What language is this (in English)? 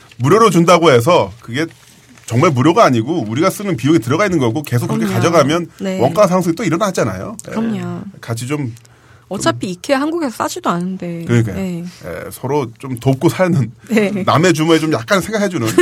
Korean